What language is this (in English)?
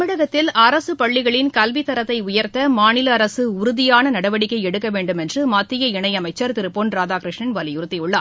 Tamil